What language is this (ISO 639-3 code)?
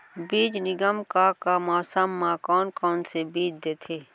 hne